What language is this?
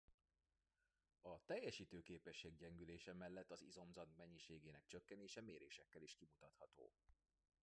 Hungarian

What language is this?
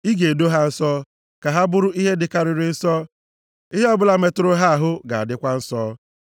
Igbo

